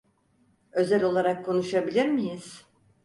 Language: Turkish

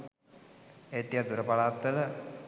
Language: Sinhala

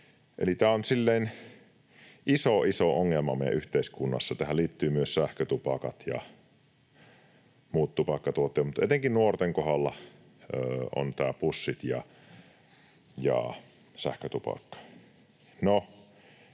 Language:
Finnish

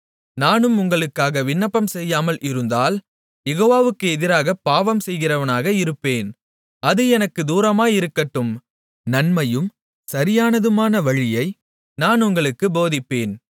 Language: Tamil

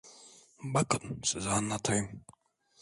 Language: Turkish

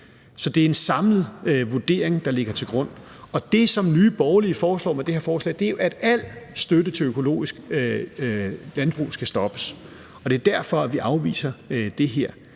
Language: Danish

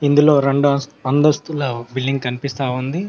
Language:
Telugu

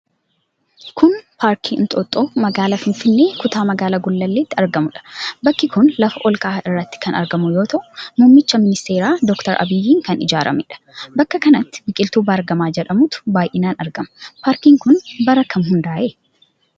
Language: Oromo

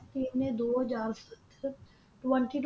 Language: Punjabi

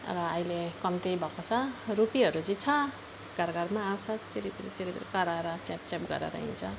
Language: Nepali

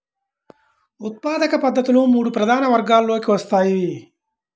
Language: Telugu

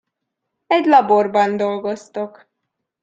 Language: Hungarian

